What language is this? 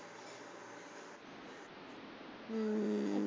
Punjabi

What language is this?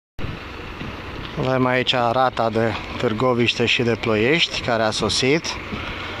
Romanian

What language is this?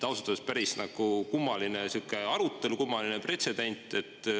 Estonian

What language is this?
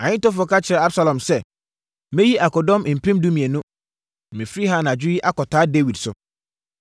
Akan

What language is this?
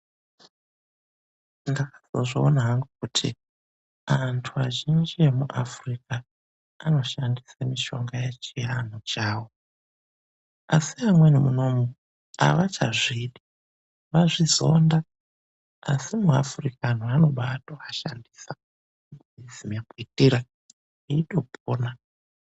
Ndau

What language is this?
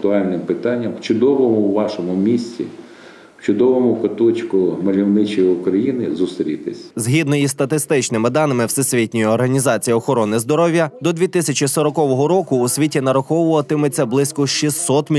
Ukrainian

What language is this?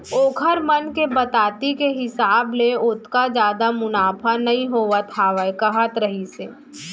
Chhattisgarhi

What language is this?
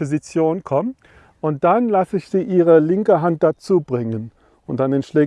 German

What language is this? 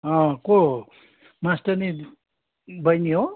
Nepali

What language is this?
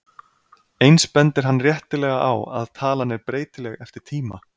Icelandic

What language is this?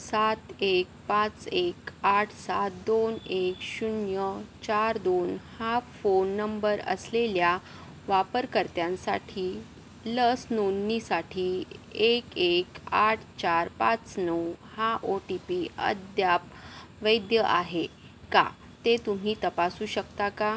Marathi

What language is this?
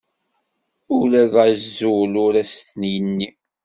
Kabyle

